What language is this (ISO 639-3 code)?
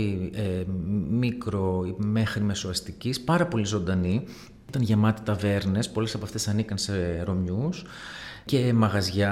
ell